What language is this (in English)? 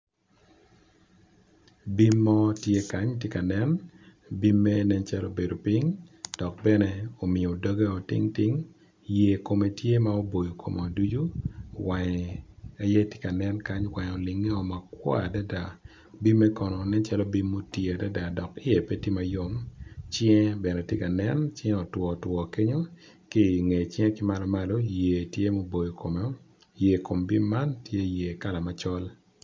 Acoli